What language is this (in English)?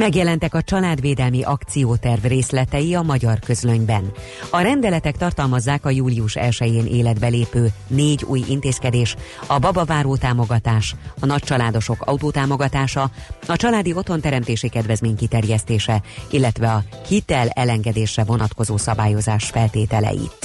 Hungarian